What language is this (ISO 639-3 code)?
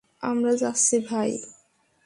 ben